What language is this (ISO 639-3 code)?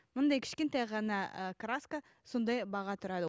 kaz